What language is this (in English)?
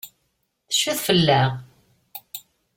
Kabyle